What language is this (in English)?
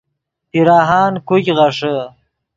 Yidgha